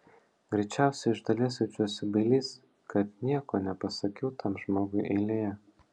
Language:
Lithuanian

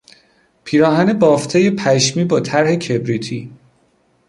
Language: Persian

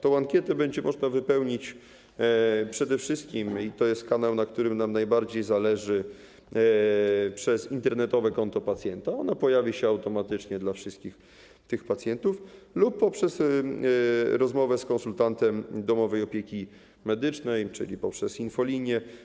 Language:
Polish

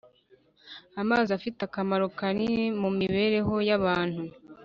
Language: Kinyarwanda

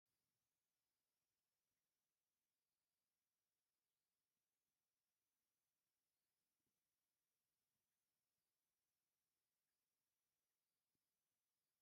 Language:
Tigrinya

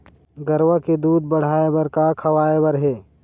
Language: Chhattisgarhi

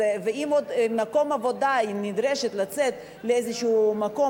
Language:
Hebrew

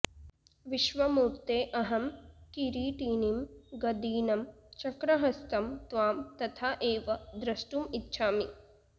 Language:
Sanskrit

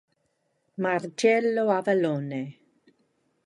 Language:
Italian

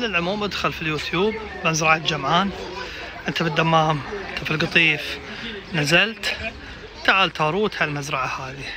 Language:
Arabic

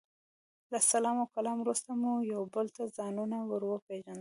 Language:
Pashto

